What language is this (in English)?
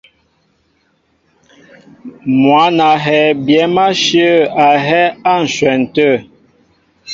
Mbo (Cameroon)